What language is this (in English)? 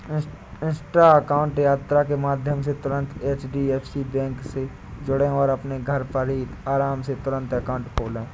Hindi